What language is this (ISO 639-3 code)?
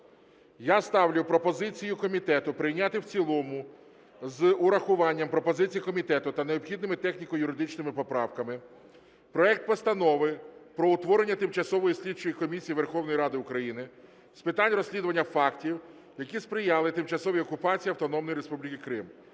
ukr